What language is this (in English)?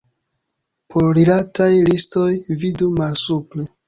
Esperanto